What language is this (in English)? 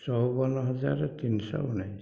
Odia